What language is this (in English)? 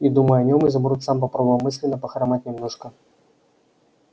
Russian